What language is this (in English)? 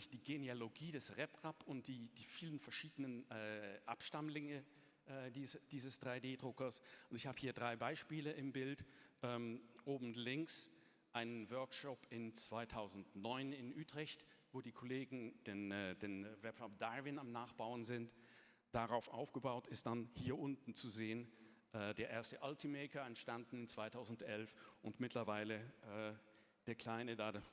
German